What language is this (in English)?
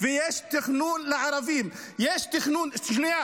Hebrew